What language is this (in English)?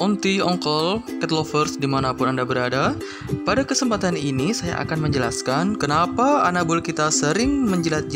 Indonesian